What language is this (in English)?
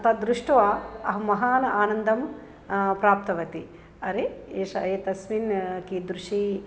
Sanskrit